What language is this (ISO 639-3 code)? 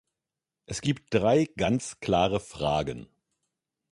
deu